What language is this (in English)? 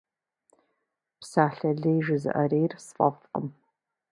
Kabardian